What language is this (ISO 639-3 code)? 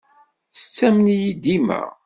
kab